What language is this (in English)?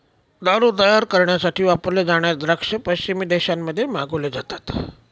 Marathi